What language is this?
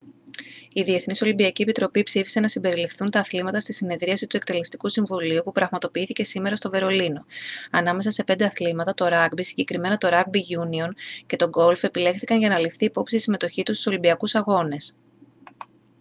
Greek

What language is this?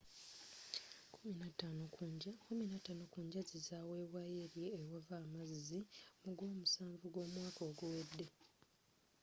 Ganda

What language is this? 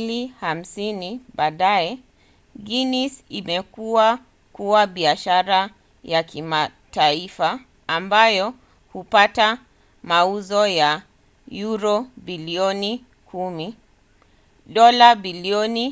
Swahili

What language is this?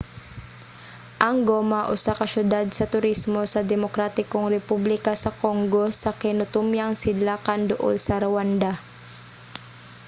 Cebuano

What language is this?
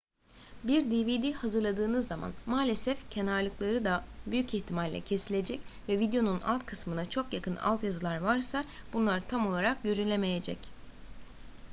Turkish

